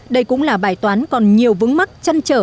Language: Vietnamese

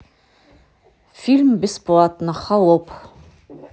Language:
Russian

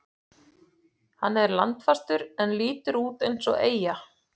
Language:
Icelandic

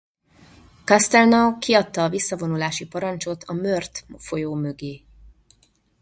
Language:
Hungarian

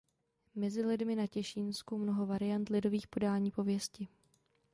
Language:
Czech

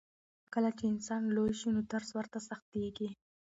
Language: Pashto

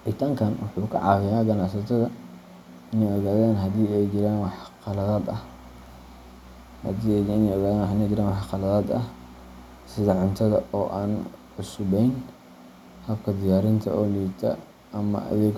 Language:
Somali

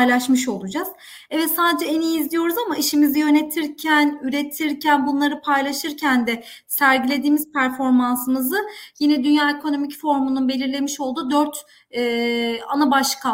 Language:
Turkish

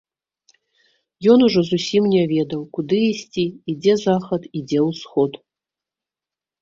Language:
Belarusian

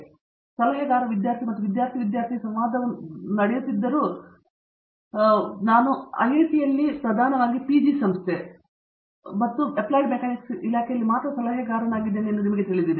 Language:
Kannada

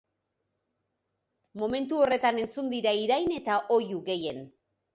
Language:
Basque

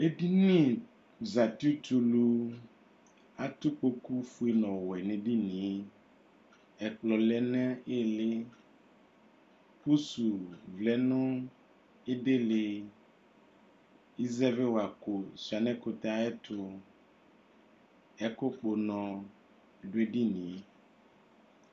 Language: Ikposo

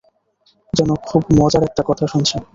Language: Bangla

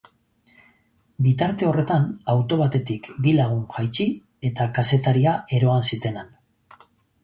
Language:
Basque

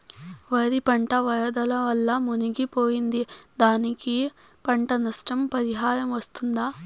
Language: Telugu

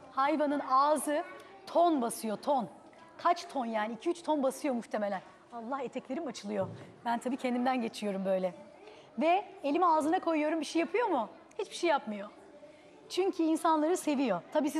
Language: Turkish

